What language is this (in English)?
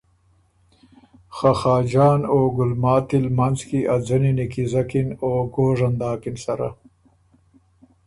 Ormuri